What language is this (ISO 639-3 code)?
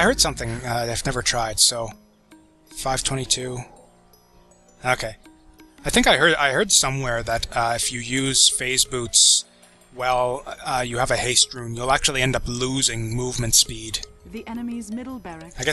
eng